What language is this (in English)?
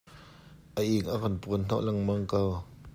Hakha Chin